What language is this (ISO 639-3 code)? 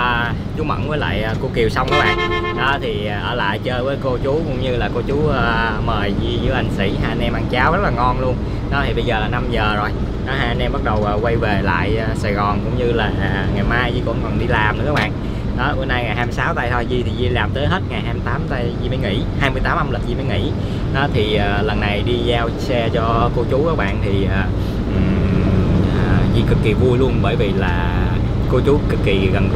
vie